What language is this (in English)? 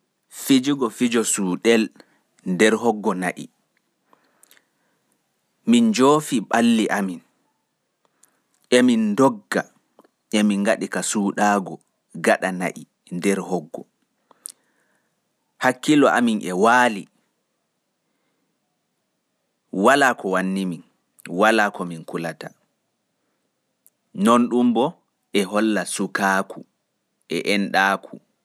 Pular